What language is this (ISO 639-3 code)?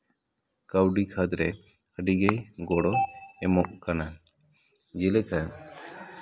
sat